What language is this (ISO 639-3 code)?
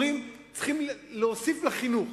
heb